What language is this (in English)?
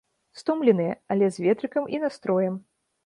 Belarusian